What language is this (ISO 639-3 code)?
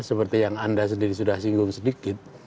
ind